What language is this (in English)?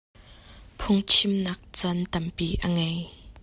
Hakha Chin